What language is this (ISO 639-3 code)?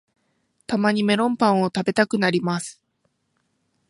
jpn